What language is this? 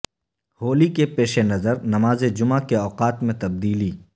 Urdu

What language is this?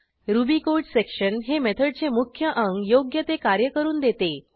Marathi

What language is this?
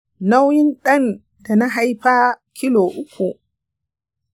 Hausa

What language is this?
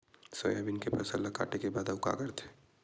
Chhattisgarhi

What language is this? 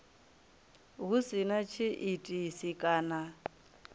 Venda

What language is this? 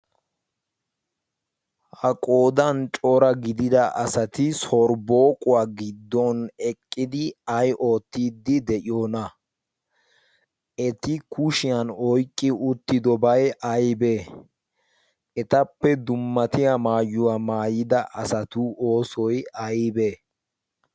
Wolaytta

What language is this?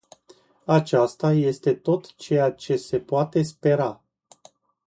Romanian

